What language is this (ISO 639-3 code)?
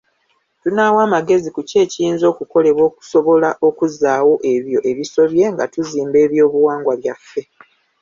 lug